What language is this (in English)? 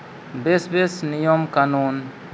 Santali